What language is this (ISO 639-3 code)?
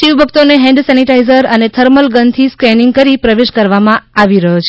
guj